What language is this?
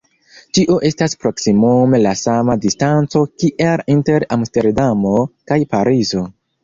Esperanto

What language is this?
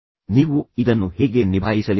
Kannada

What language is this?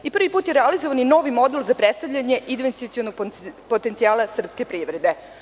Serbian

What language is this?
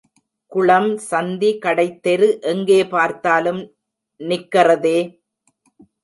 Tamil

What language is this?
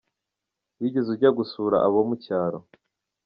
Kinyarwanda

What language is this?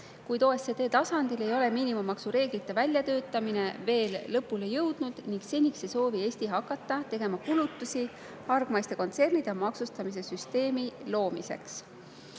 Estonian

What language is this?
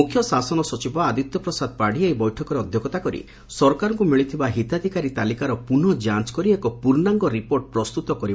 Odia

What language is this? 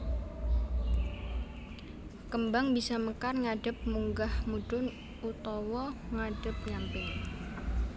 Javanese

